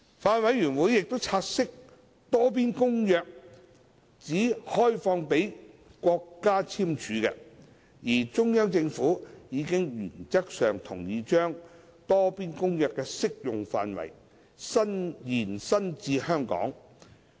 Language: Cantonese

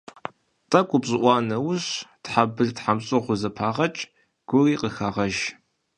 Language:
Kabardian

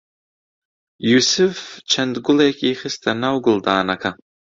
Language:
Central Kurdish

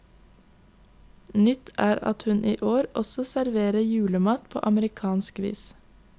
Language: Norwegian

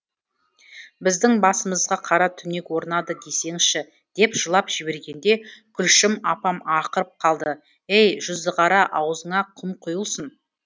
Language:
Kazakh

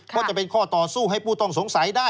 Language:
Thai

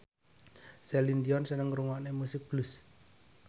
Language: Javanese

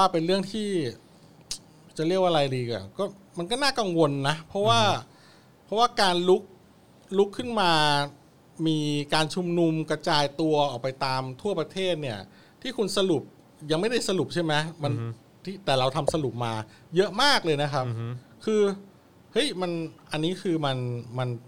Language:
Thai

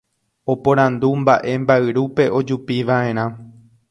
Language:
Guarani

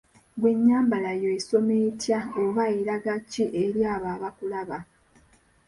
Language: Ganda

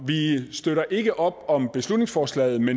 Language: Danish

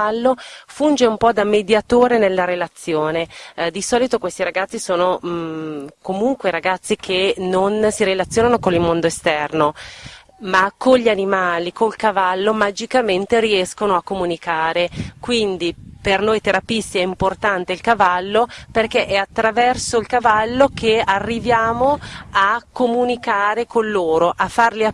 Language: Italian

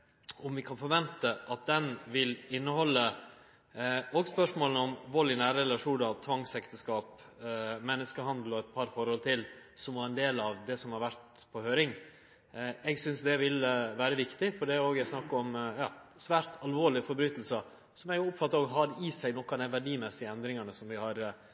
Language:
Norwegian Nynorsk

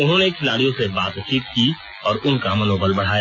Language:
Hindi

